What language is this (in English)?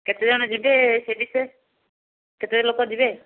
Odia